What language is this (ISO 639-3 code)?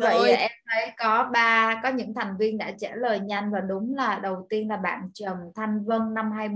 vie